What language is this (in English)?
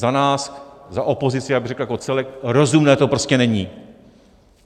Czech